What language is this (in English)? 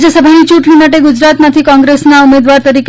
Gujarati